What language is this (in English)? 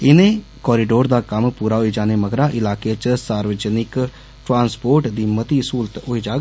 Dogri